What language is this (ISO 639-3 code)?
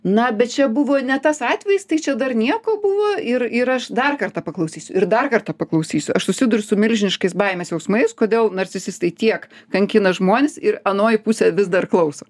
lit